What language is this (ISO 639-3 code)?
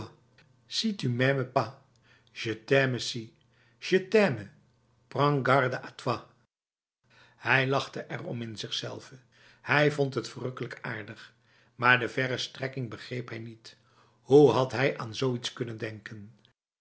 nld